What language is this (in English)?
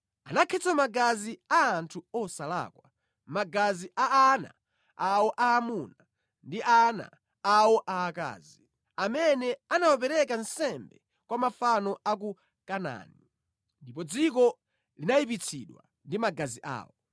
Nyanja